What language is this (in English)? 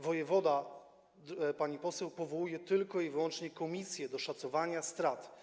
Polish